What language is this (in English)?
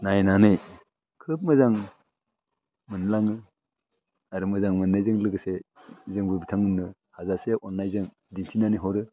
Bodo